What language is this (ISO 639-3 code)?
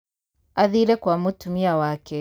kik